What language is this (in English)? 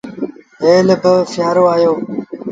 Sindhi Bhil